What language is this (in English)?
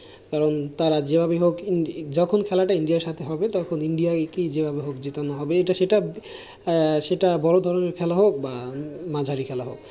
Bangla